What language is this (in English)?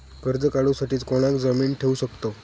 Marathi